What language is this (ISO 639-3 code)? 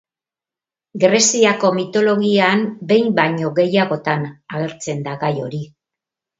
eus